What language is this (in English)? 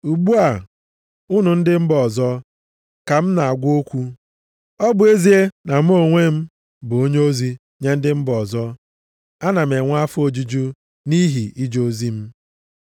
Igbo